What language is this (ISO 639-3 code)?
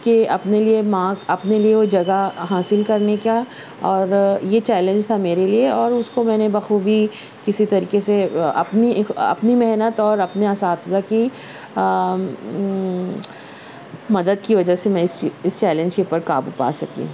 urd